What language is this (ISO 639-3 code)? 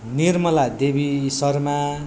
nep